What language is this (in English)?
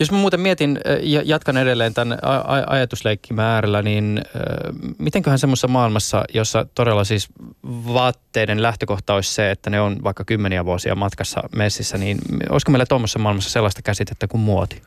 Finnish